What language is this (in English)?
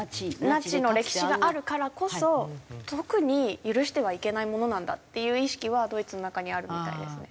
Japanese